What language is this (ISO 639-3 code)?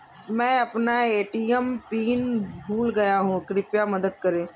hin